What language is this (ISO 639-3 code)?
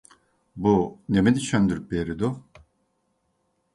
uig